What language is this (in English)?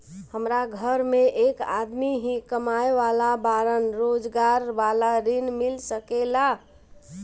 Bhojpuri